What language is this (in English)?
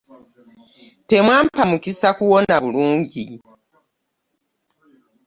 Ganda